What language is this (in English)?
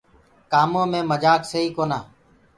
Gurgula